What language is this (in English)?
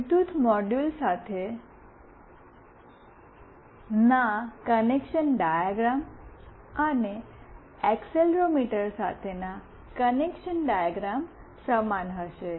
Gujarati